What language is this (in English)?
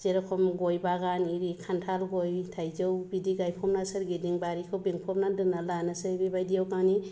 Bodo